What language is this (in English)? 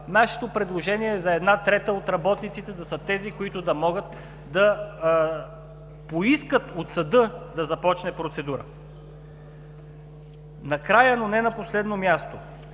Bulgarian